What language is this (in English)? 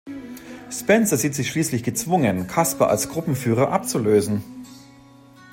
German